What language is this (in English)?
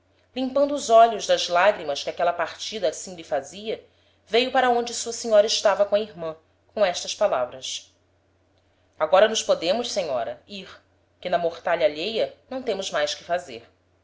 Portuguese